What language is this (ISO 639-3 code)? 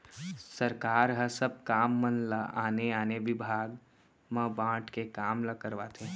hne